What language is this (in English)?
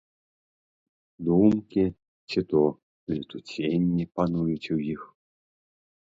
Belarusian